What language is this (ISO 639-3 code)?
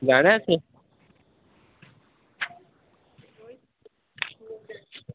doi